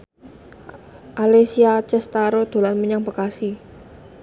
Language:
Javanese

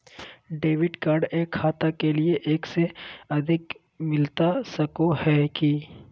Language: Magahi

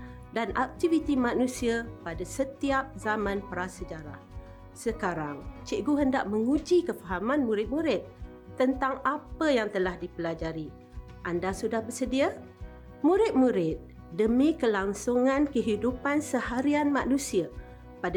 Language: Malay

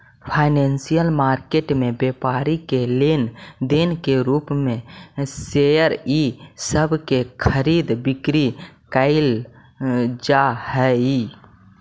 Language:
Magahi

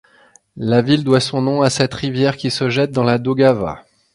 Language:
French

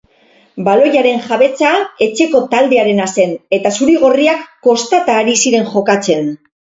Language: Basque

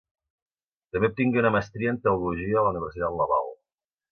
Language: Catalan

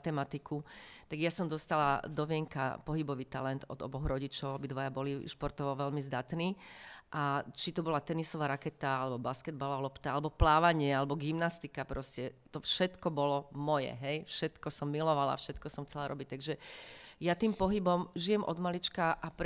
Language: Slovak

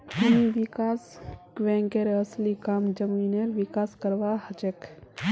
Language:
Magahi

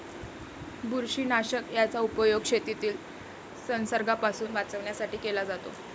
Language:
Marathi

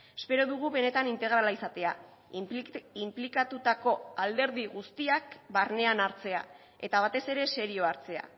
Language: Basque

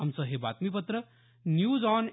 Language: Marathi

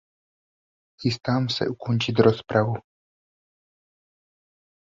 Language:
Czech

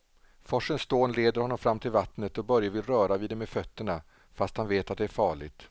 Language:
Swedish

